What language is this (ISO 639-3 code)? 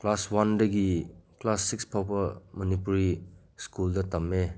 mni